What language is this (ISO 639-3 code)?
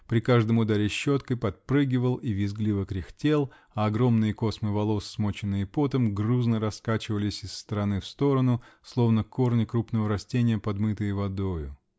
rus